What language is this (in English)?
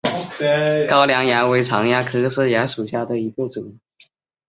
Chinese